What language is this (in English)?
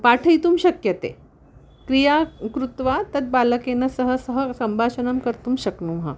Sanskrit